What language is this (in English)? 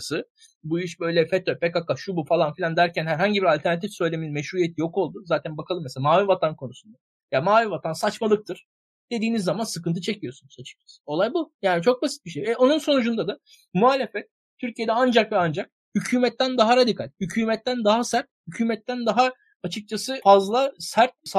Turkish